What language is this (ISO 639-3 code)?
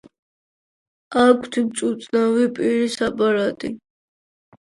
kat